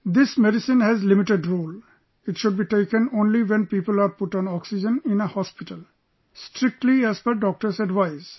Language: English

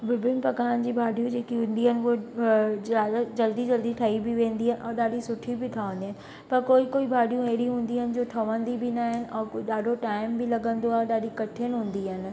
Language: Sindhi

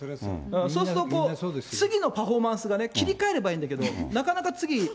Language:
Japanese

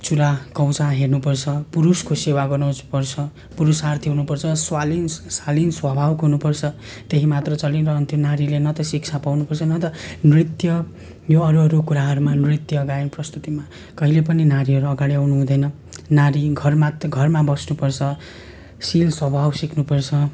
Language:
Nepali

